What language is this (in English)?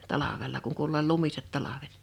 Finnish